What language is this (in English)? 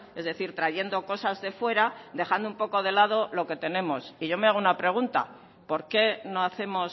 Spanish